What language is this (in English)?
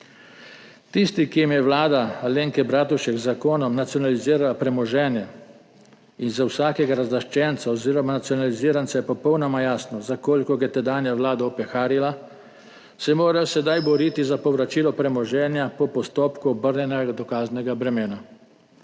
Slovenian